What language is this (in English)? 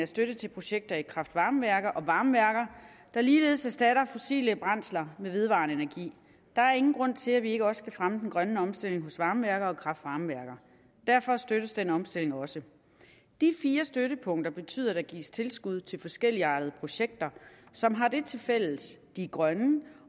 Danish